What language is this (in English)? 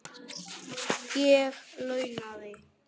Icelandic